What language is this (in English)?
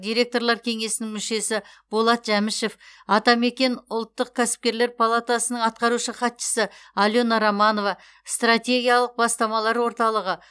Kazakh